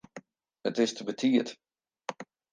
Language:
Western Frisian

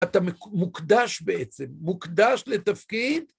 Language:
Hebrew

